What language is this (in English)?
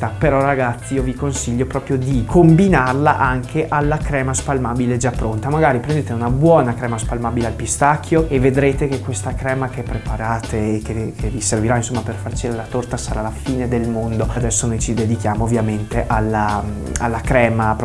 Italian